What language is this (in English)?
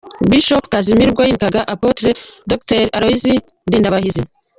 Kinyarwanda